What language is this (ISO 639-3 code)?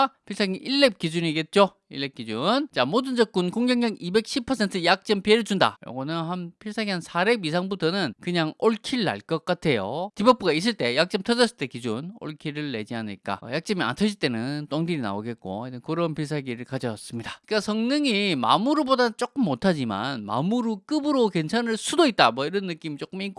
kor